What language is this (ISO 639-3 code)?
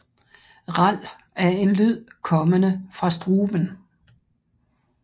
dan